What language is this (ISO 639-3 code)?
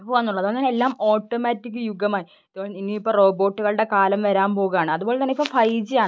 mal